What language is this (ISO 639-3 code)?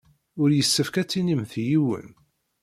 kab